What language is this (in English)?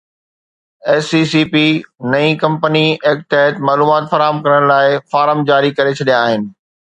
Sindhi